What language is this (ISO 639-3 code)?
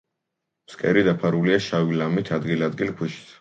kat